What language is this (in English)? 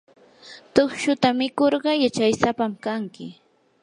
Yanahuanca Pasco Quechua